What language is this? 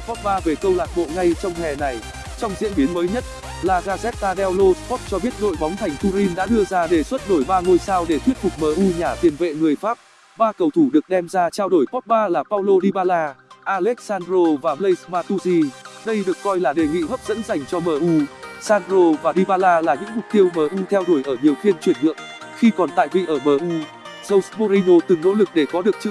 Vietnamese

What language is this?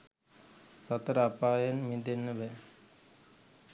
Sinhala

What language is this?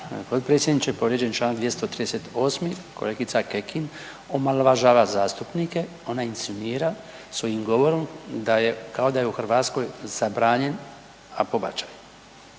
Croatian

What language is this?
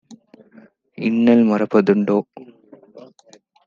Tamil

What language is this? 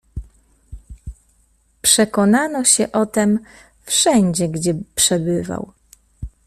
Polish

